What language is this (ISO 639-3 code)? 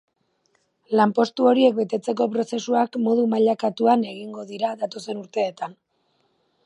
eus